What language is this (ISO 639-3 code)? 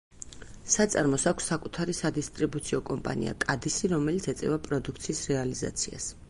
kat